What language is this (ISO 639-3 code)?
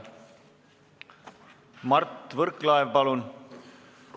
est